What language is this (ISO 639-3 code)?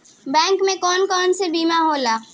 bho